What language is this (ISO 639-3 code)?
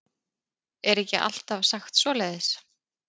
isl